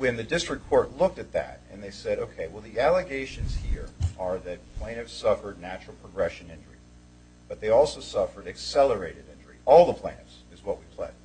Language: English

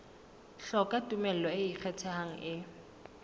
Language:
Southern Sotho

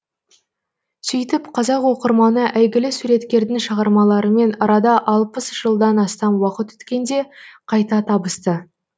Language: Kazakh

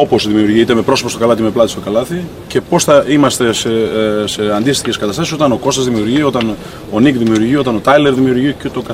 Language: Greek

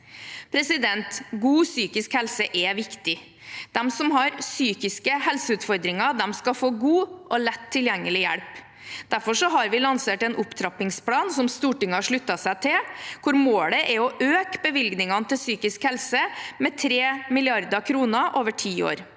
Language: Norwegian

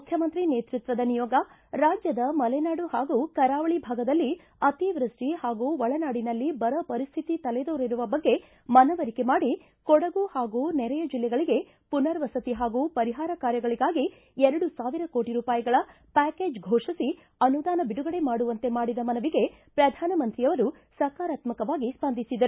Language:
Kannada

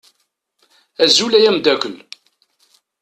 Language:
Kabyle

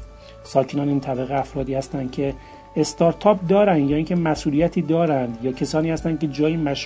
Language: Persian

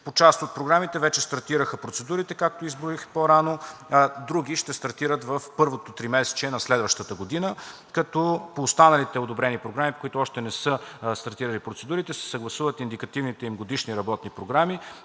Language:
Bulgarian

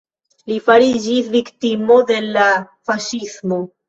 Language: Esperanto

